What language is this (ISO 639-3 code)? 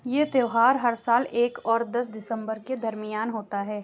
urd